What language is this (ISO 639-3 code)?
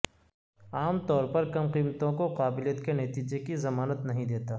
urd